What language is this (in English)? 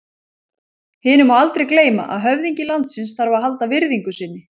Icelandic